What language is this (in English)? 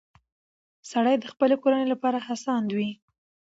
Pashto